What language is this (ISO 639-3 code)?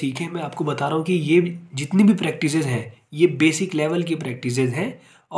hin